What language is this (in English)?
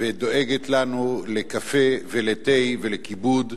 Hebrew